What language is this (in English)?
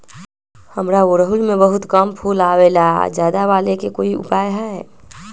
Magahi